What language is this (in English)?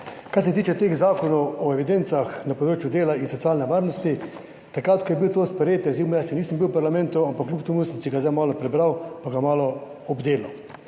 Slovenian